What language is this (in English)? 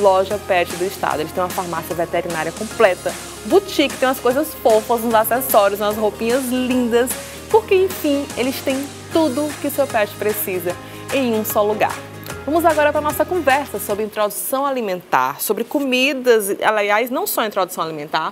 Portuguese